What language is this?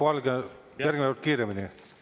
Estonian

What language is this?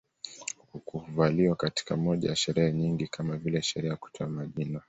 Swahili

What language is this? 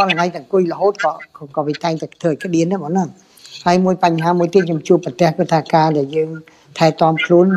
Vietnamese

